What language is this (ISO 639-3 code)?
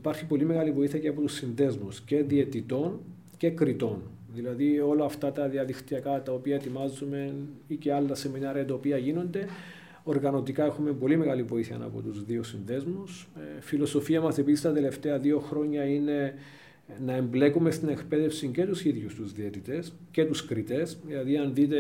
ell